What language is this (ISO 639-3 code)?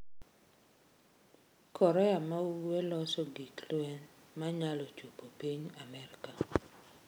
luo